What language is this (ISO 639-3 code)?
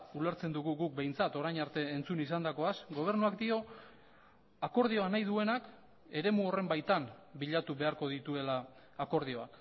eus